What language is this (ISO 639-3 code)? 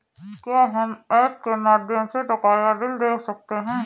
hin